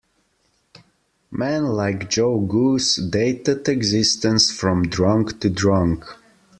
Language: English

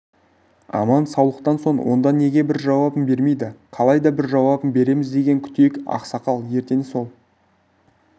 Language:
Kazakh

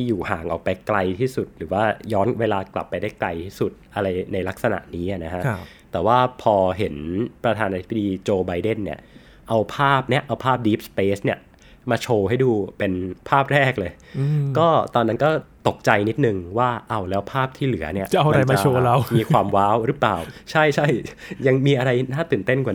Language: Thai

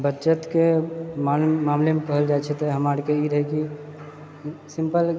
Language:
Maithili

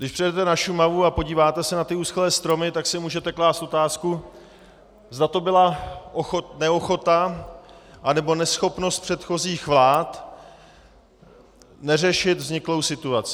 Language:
Czech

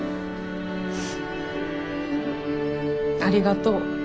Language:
Japanese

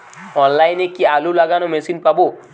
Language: Bangla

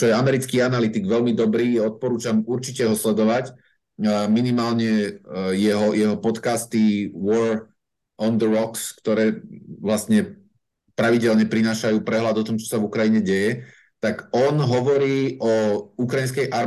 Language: Slovak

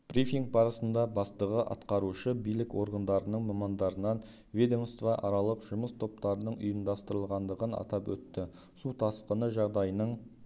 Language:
Kazakh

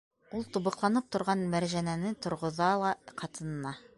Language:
Bashkir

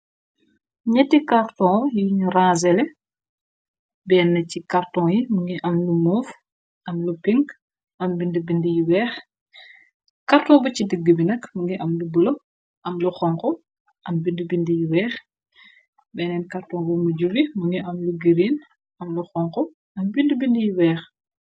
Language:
Wolof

